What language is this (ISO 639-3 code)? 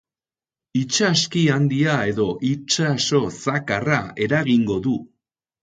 eus